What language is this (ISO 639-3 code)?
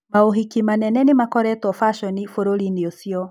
kik